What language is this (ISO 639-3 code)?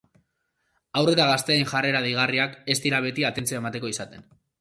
eus